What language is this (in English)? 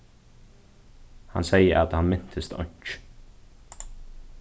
Faroese